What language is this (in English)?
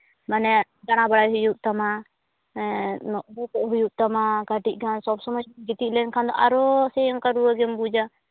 Santali